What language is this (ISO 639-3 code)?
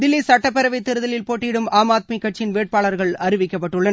tam